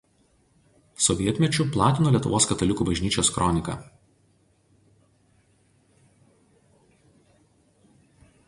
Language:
Lithuanian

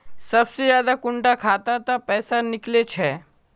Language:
Magahi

